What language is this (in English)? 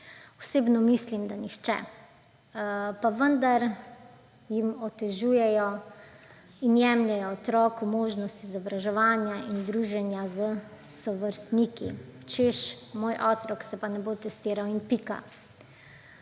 Slovenian